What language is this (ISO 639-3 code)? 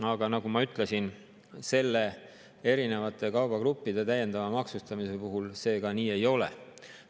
est